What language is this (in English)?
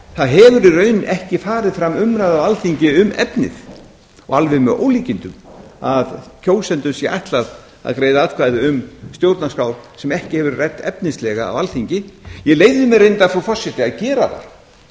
Icelandic